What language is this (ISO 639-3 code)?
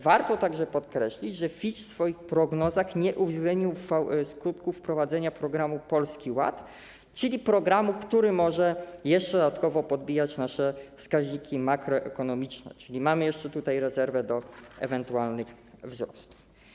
pol